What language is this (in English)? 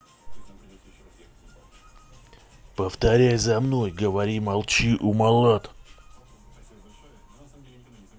Russian